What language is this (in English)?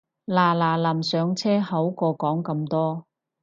Cantonese